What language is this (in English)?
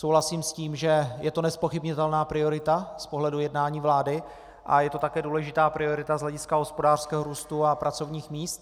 Czech